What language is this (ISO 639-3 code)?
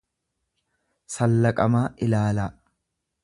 orm